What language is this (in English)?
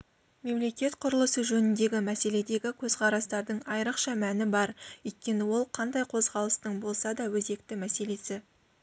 Kazakh